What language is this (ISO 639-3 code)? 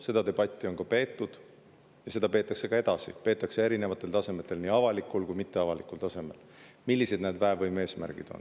est